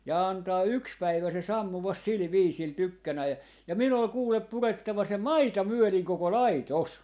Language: Finnish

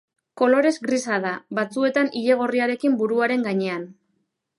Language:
Basque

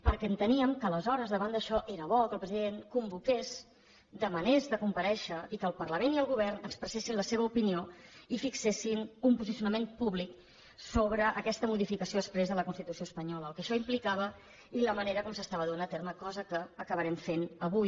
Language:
Catalan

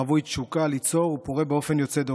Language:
Hebrew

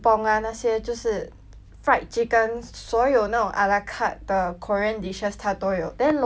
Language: English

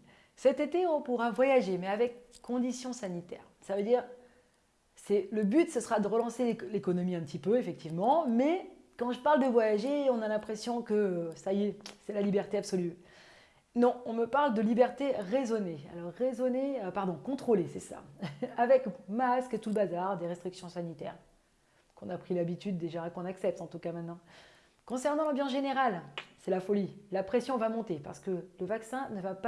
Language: French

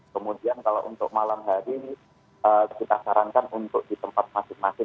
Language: Indonesian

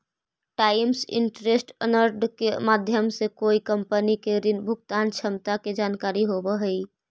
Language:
Magahi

